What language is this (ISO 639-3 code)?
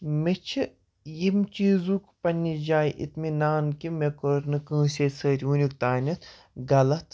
kas